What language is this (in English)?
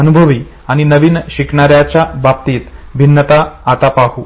Marathi